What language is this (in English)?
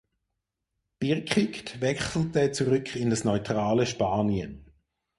German